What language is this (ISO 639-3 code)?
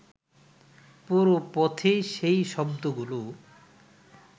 ben